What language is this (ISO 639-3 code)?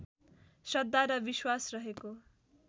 nep